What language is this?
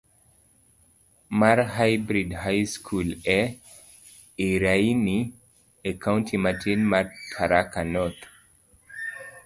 Luo (Kenya and Tanzania)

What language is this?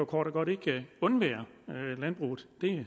Danish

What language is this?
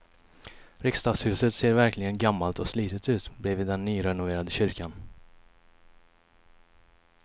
Swedish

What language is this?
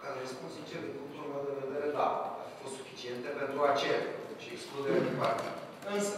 Romanian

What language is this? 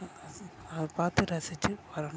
Tamil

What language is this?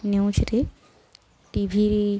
Odia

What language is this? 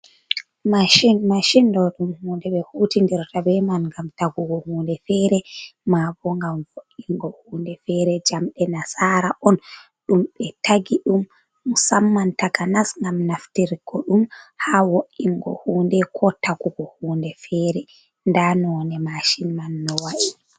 Fula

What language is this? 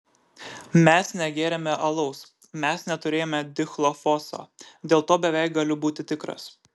Lithuanian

